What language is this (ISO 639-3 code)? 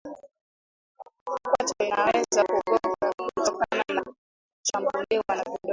swa